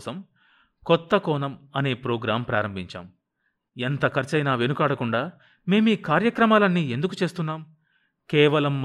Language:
Telugu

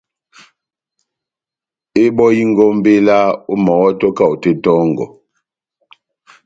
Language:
Batanga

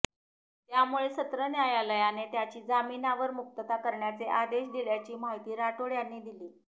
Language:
Marathi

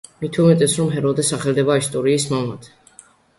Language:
Georgian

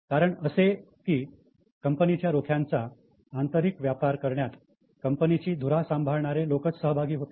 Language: Marathi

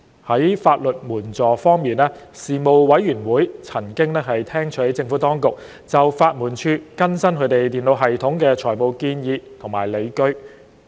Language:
Cantonese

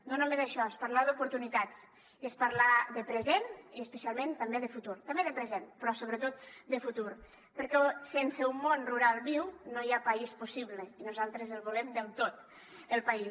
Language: Catalan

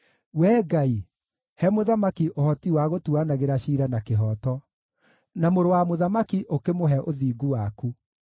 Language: Kikuyu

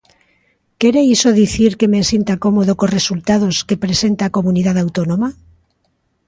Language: Galician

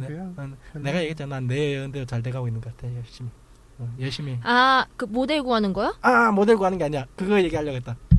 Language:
Korean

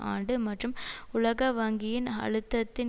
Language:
Tamil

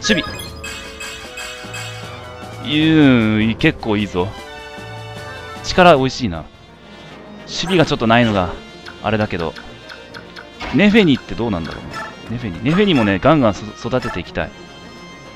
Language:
Japanese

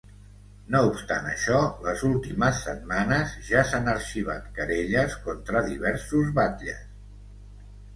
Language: Catalan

